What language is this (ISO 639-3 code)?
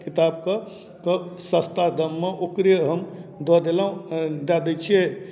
mai